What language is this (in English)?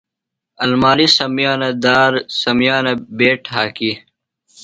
Phalura